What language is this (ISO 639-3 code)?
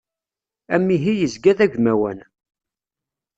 kab